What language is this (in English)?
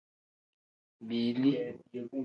Tem